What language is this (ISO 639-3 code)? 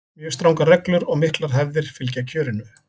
isl